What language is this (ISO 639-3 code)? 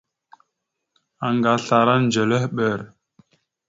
mxu